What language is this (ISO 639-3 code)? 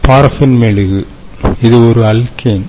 tam